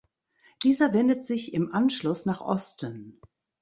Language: German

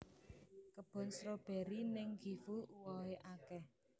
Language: Javanese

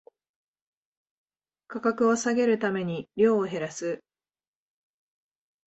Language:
Japanese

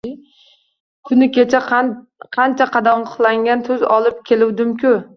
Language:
Uzbek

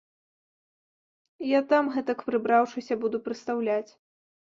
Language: Belarusian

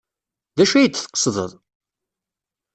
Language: Kabyle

